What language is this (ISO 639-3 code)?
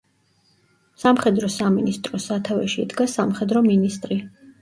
kat